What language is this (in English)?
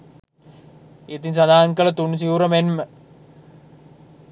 Sinhala